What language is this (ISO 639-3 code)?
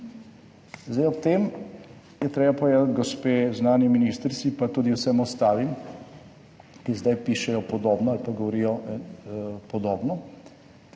slv